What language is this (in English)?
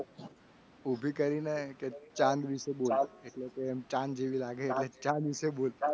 Gujarati